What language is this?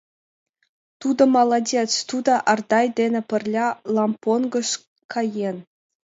Mari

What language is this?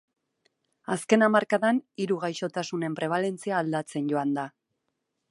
Basque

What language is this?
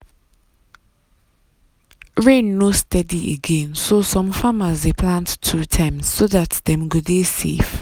Nigerian Pidgin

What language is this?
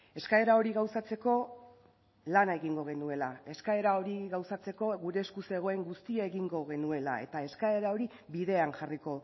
Basque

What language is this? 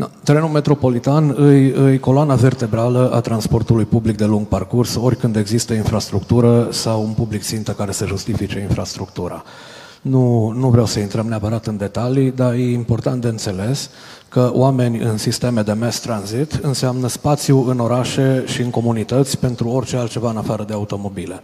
Romanian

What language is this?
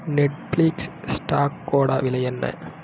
Tamil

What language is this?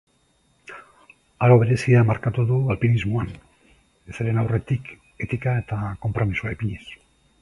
Basque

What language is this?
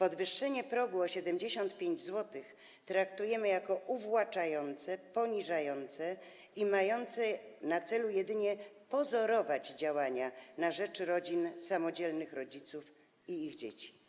Polish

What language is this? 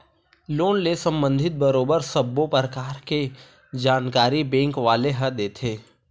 Chhattisgarhi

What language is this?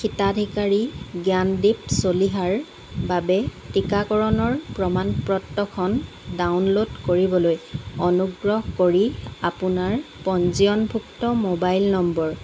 Assamese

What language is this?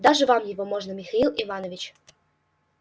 Russian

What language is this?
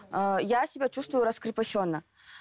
Kazakh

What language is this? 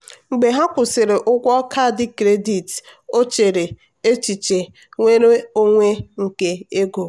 Igbo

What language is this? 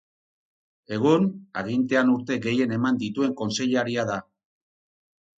Basque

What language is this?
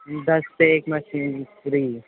Urdu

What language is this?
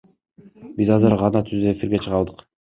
Kyrgyz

